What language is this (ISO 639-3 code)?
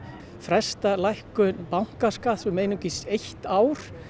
isl